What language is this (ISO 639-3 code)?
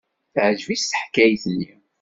kab